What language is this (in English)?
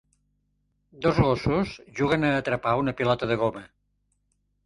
Catalan